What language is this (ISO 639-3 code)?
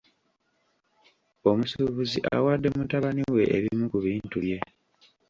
lug